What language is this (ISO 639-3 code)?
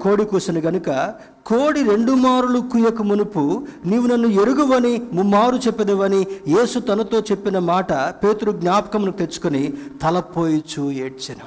tel